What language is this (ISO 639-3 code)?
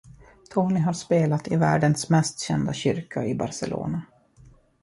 swe